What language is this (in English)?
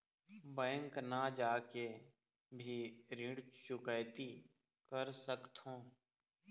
Chhattisgarhi